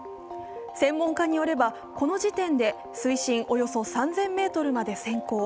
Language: Japanese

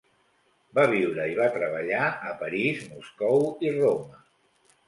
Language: Catalan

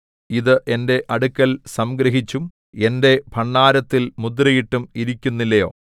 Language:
Malayalam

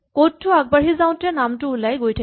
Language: Assamese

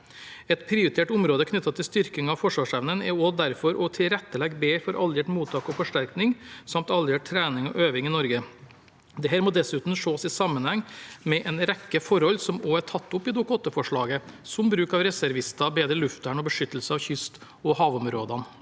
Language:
Norwegian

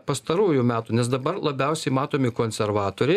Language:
Lithuanian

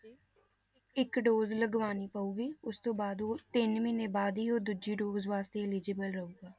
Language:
Punjabi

